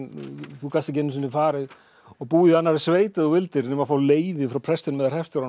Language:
Icelandic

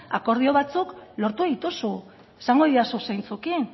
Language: Basque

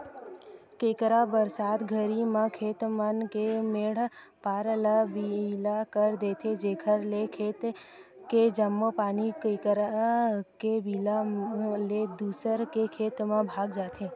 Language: Chhattisgarhi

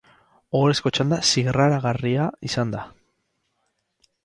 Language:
Basque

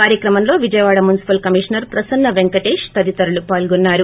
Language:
Telugu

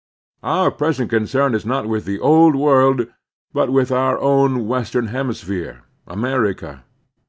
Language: English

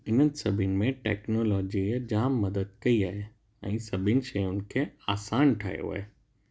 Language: Sindhi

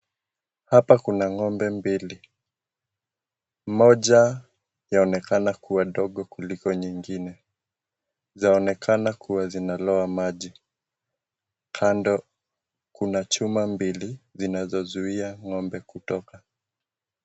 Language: Swahili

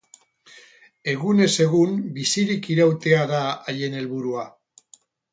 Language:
Basque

